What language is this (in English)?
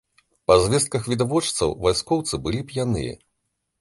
Belarusian